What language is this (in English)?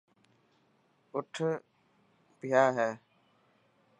Dhatki